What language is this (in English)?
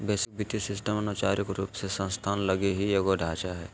Magahi